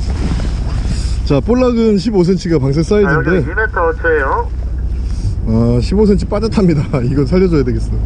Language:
Korean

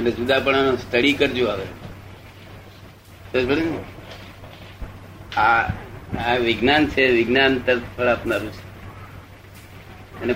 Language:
Gujarati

